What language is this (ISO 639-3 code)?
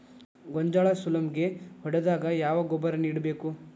kan